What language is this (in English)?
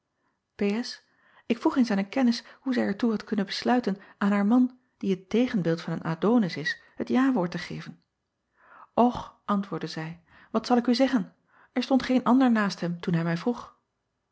Dutch